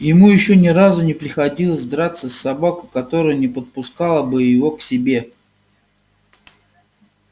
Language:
Russian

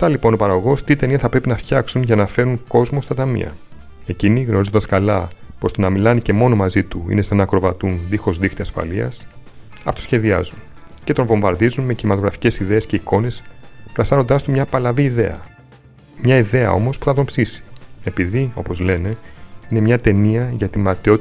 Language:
Greek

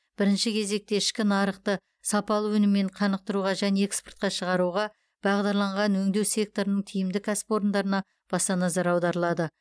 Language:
Kazakh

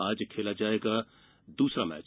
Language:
Hindi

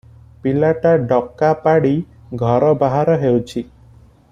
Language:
Odia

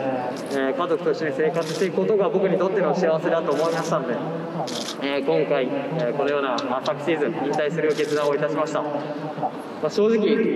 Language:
Japanese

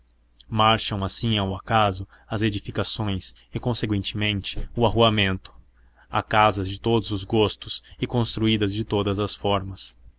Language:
Portuguese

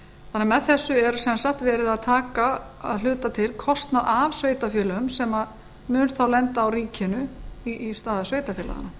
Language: Icelandic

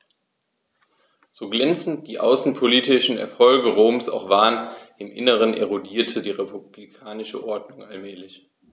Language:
German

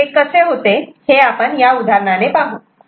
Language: Marathi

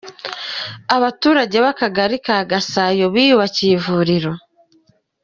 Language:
Kinyarwanda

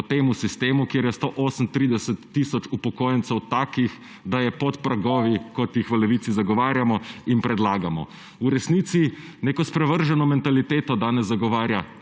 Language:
Slovenian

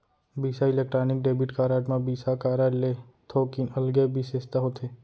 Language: Chhattisgarhi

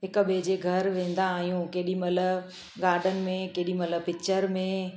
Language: Sindhi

